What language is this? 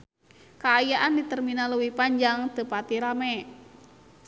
Sundanese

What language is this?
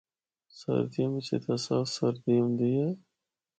Northern Hindko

